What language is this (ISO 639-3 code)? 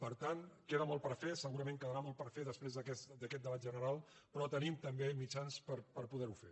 cat